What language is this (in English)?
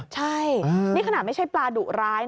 Thai